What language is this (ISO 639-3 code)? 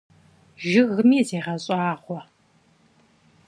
kbd